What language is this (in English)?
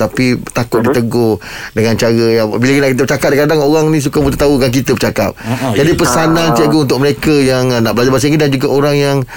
Malay